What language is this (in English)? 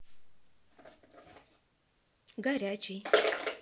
Russian